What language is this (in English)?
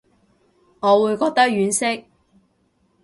Cantonese